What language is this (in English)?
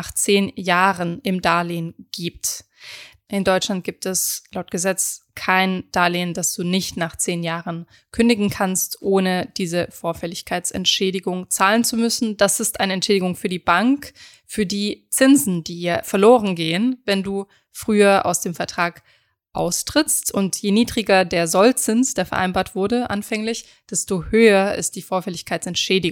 German